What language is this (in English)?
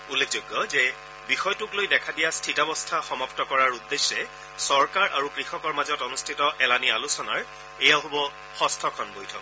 Assamese